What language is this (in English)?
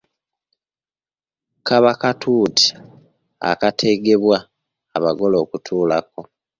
Ganda